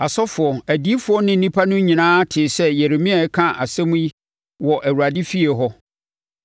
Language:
Akan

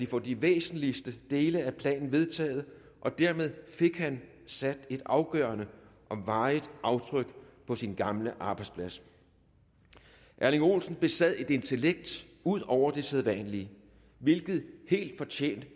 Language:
Danish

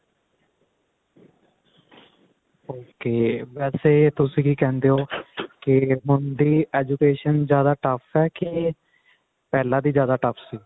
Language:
Punjabi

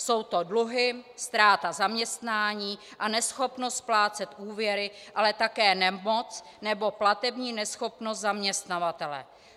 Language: Czech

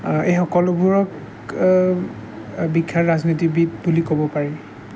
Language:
Assamese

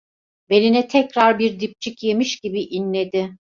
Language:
Turkish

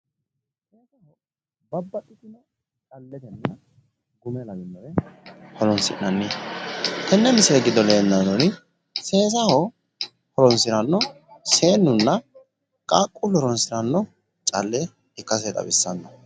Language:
Sidamo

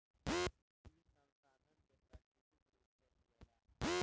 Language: Bhojpuri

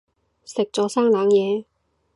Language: Cantonese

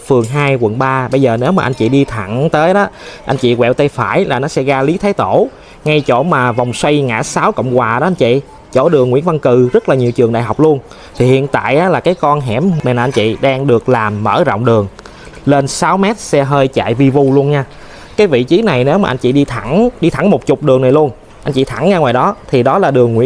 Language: Vietnamese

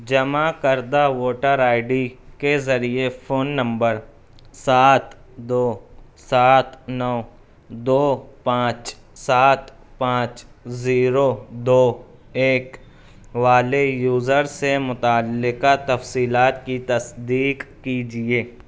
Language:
Urdu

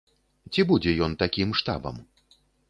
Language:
Belarusian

